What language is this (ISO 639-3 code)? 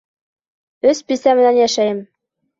bak